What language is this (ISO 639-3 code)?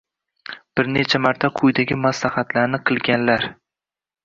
uzb